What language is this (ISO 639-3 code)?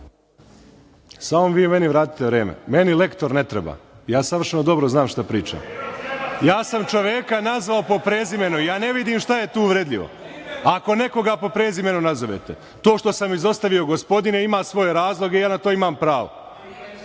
srp